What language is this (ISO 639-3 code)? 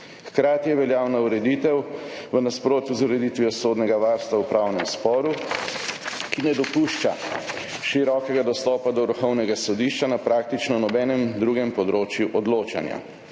slv